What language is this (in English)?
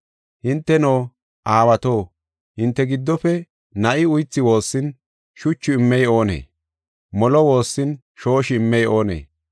Gofa